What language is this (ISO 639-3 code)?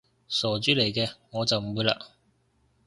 yue